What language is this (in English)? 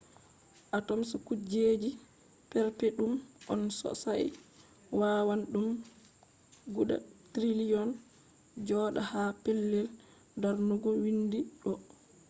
Fula